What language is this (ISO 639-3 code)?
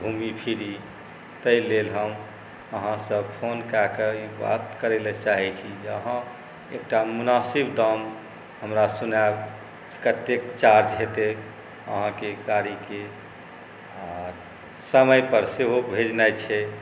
mai